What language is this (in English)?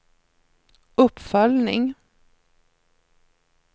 Swedish